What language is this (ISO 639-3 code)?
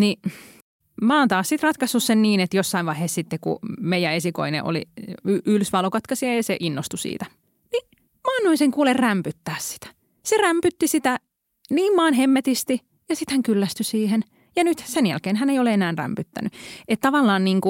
fin